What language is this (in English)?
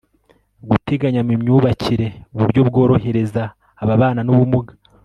Kinyarwanda